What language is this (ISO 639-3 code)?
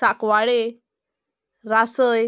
kok